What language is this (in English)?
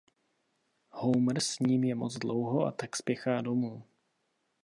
Czech